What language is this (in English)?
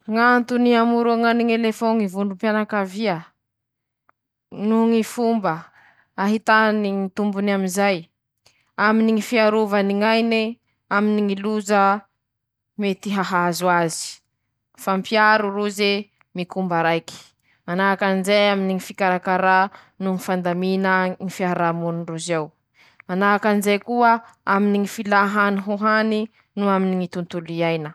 Masikoro Malagasy